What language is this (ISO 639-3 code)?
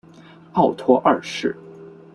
zho